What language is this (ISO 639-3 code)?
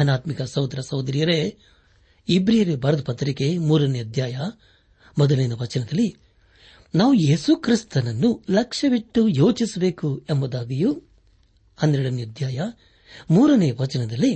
kan